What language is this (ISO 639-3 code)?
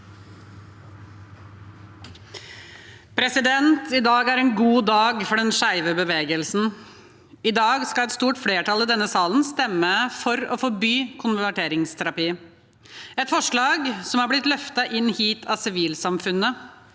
nor